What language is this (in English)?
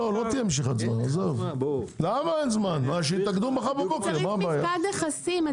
Hebrew